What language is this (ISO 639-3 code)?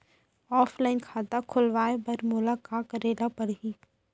hne